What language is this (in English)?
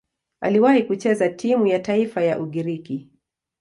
Swahili